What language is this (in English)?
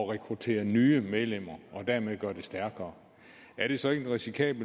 Danish